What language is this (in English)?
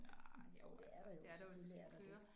Danish